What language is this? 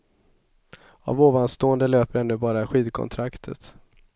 Swedish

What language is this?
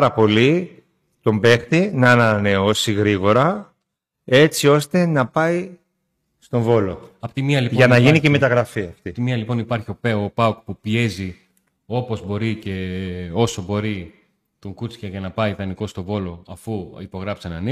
Greek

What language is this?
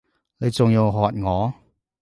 Cantonese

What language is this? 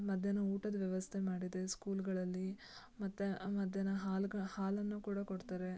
Kannada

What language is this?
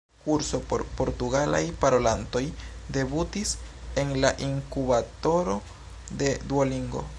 Esperanto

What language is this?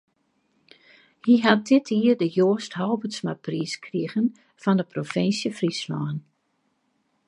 Western Frisian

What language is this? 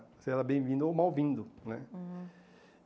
Portuguese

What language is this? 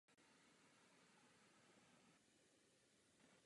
Czech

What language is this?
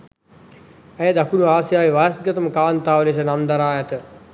Sinhala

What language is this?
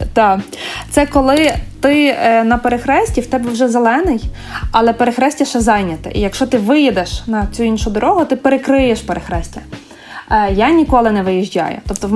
Ukrainian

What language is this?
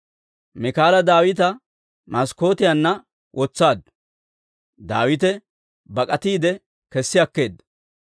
Dawro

